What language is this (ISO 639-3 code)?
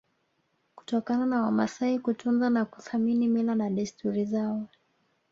swa